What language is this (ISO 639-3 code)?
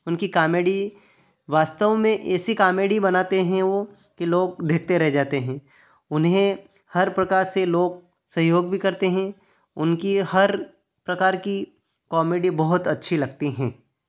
hin